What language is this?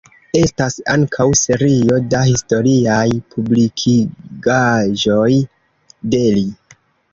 Esperanto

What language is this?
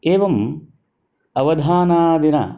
Sanskrit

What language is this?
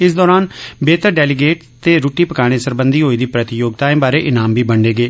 Dogri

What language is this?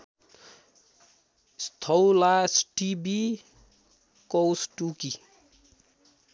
Nepali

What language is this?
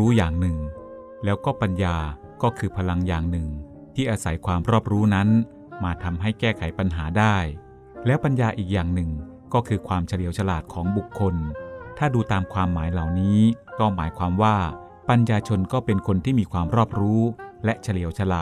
Thai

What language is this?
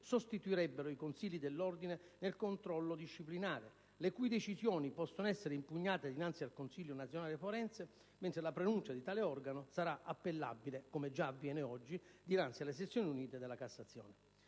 Italian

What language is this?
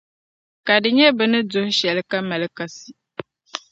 Dagbani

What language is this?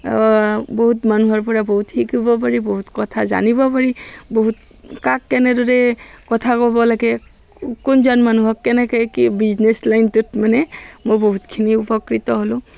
Assamese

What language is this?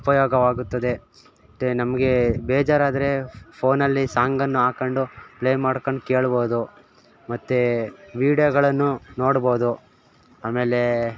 Kannada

